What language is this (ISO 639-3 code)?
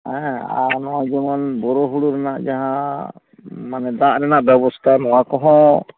sat